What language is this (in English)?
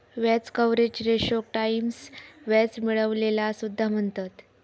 Marathi